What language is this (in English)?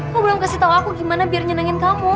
Indonesian